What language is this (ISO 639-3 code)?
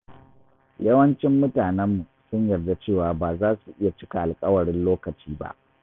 hau